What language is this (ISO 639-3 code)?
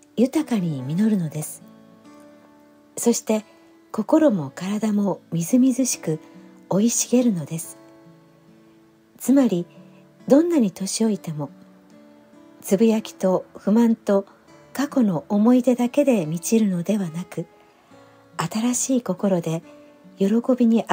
jpn